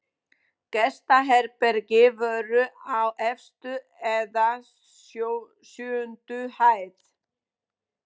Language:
Icelandic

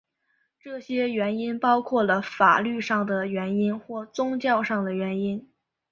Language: Chinese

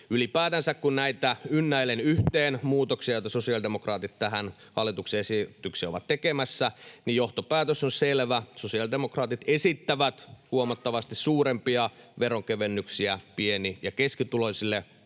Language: Finnish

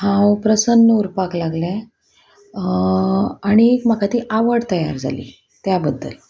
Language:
Konkani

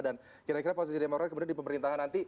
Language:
Indonesian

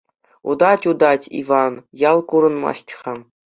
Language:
Chuvash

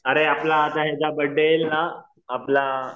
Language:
Marathi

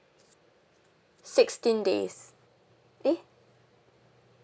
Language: English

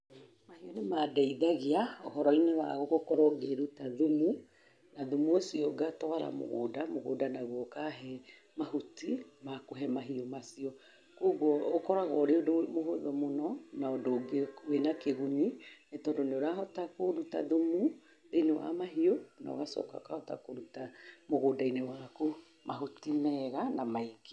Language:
Kikuyu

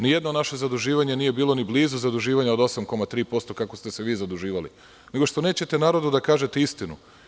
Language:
Serbian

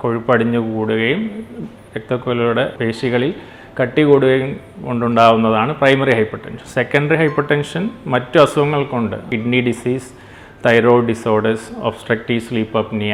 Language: Malayalam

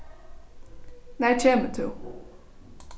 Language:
Faroese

